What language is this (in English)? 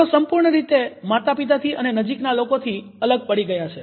Gujarati